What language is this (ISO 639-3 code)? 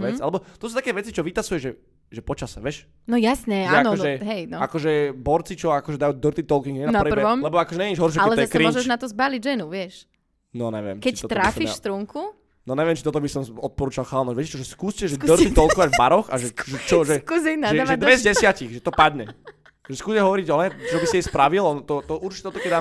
slk